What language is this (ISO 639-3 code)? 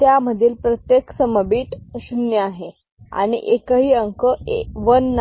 mar